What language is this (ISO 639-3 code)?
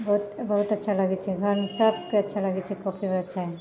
mai